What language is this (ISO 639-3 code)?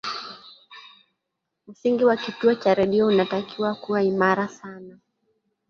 swa